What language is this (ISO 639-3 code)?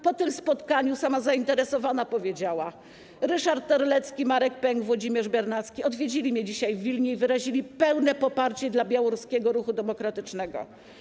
pol